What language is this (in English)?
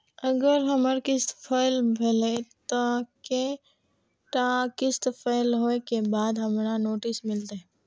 Maithili